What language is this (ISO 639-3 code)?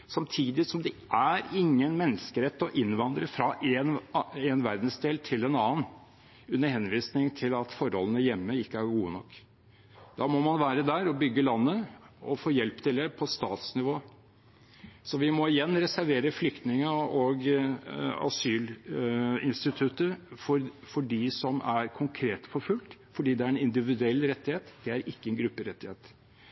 nob